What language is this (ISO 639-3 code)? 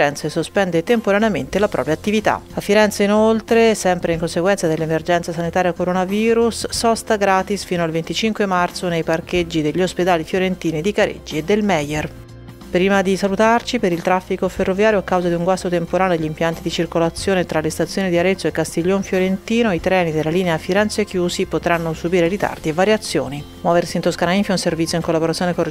ita